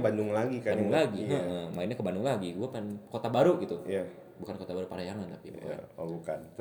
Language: Indonesian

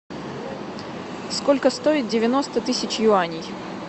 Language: Russian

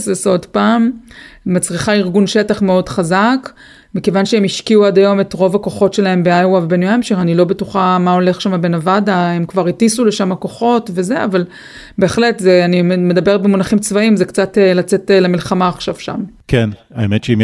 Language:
Hebrew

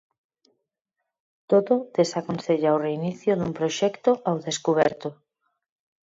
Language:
Galician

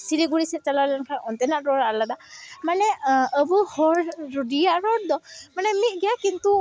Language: Santali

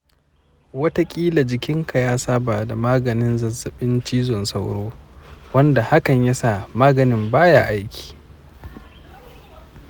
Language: Hausa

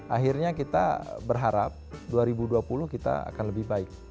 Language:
Indonesian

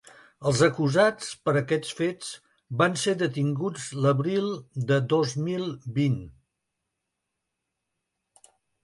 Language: Catalan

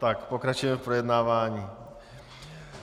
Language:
Czech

